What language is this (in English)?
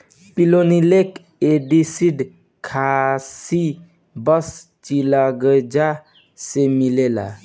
Bhojpuri